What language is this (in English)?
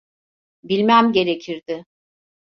Turkish